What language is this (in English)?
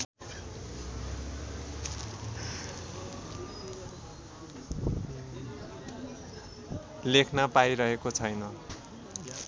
Nepali